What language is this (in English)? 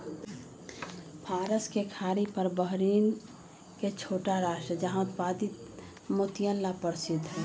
Magahi